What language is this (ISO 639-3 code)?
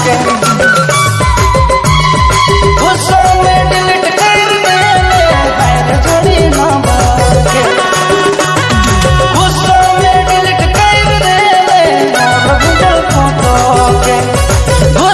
hin